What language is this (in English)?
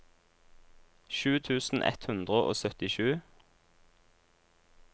Norwegian